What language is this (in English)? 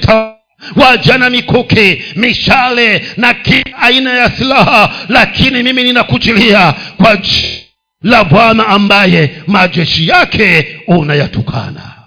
Swahili